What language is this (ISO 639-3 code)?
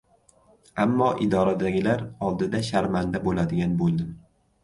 uzb